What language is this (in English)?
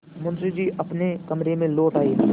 Hindi